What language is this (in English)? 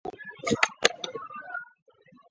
Chinese